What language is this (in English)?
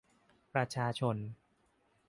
Thai